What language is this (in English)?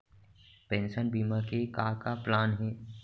Chhattisgarhi